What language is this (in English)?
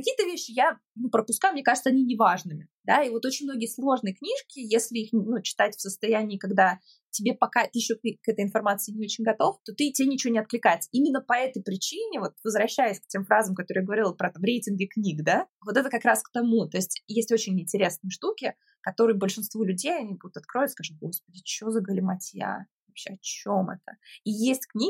Russian